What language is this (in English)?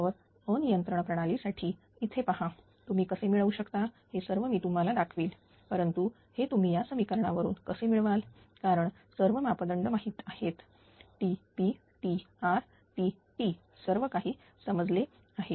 Marathi